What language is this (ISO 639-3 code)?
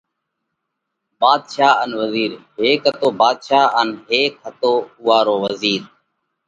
kvx